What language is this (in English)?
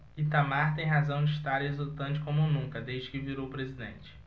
Portuguese